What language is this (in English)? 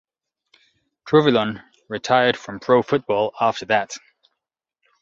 English